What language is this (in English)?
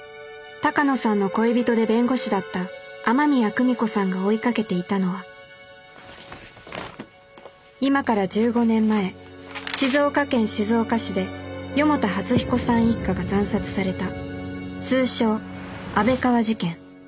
Japanese